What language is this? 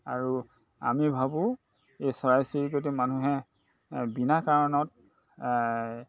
Assamese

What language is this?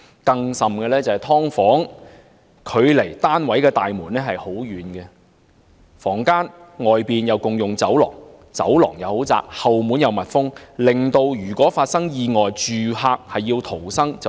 Cantonese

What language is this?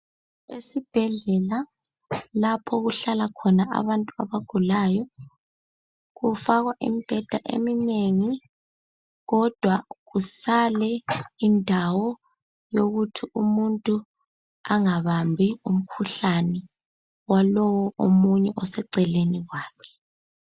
North Ndebele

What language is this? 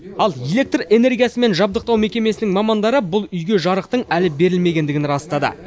Kazakh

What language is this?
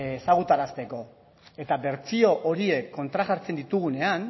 Basque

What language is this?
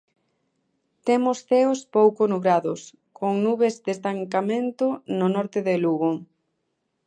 Galician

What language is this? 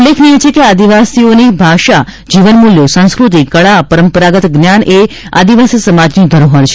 Gujarati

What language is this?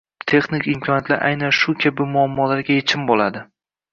Uzbek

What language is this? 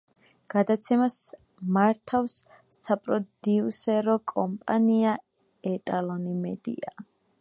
Georgian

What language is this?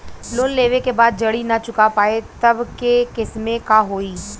Bhojpuri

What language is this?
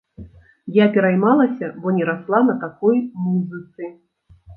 Belarusian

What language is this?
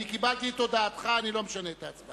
Hebrew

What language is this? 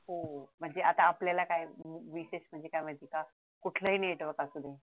Marathi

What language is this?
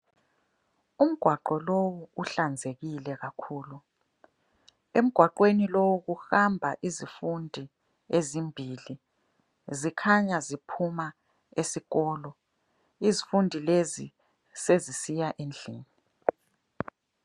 North Ndebele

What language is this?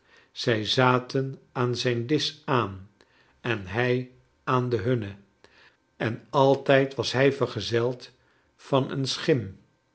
Dutch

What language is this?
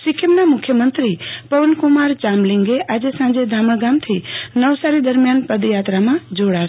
Gujarati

